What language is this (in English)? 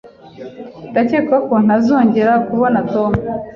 Kinyarwanda